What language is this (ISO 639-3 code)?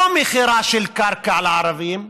heb